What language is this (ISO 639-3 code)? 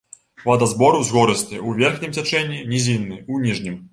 bel